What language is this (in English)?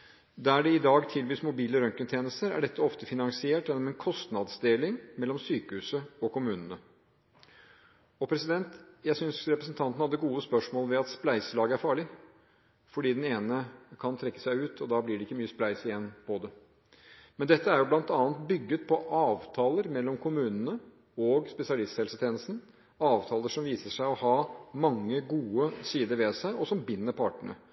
Norwegian Bokmål